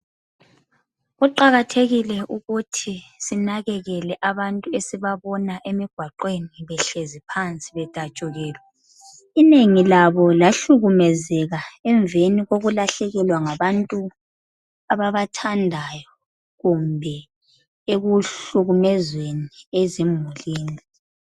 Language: North Ndebele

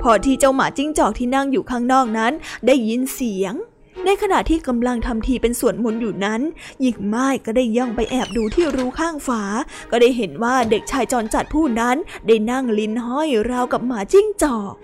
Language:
Thai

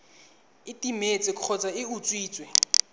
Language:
Tswana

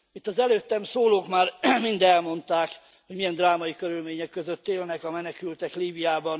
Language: Hungarian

